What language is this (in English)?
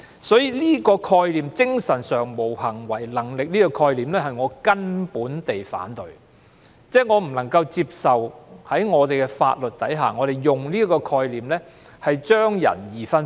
Cantonese